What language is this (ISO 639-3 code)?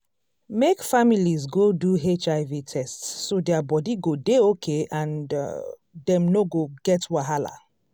pcm